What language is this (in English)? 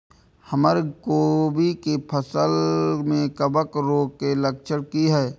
Maithili